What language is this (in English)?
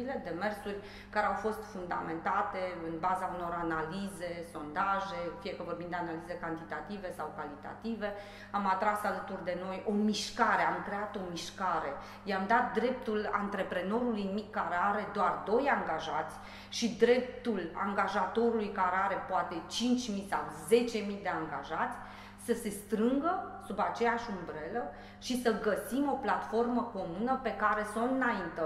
Romanian